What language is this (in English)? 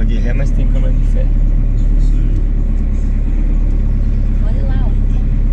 Portuguese